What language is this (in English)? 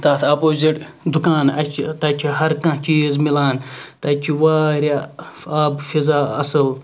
Kashmiri